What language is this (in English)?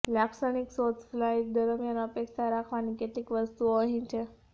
Gujarati